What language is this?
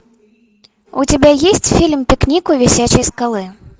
Russian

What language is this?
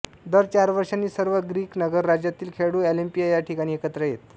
Marathi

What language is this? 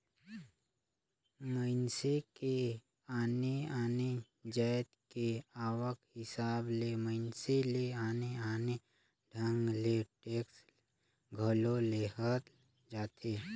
Chhattisgarhi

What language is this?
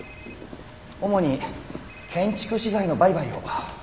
Japanese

